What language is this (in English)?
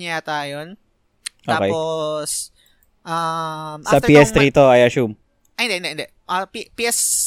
Filipino